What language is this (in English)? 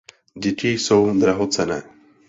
Czech